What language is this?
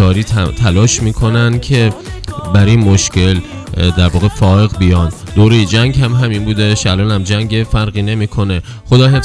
Persian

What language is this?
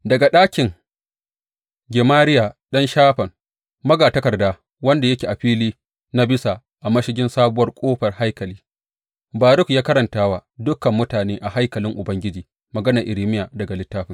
Hausa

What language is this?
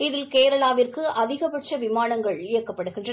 Tamil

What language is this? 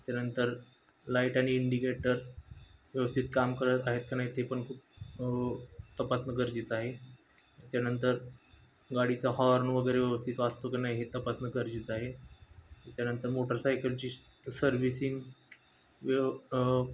Marathi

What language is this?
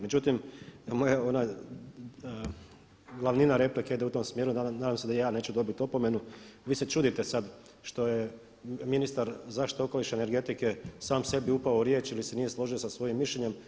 Croatian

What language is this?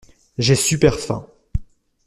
French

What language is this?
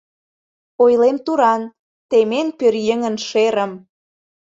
Mari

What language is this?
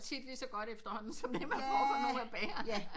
Danish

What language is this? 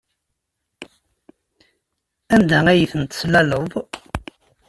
Kabyle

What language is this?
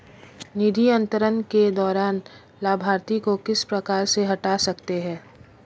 Hindi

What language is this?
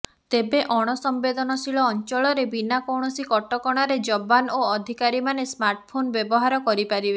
Odia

